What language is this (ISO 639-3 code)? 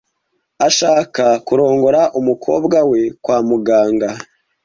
kin